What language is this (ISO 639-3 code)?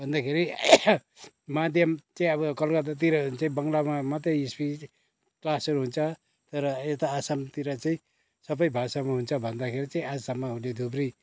nep